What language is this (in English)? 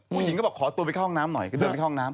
Thai